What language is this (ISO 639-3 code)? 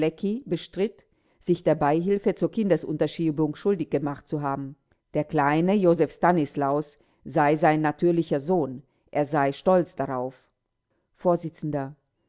deu